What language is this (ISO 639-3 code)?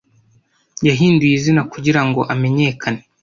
kin